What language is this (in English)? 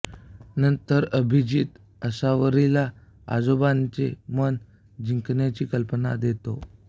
Marathi